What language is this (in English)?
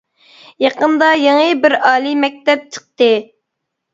Uyghur